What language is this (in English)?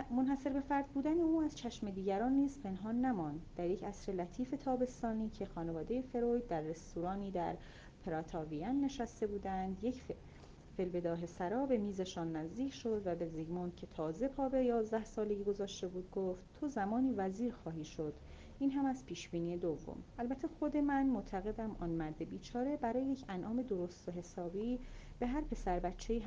Persian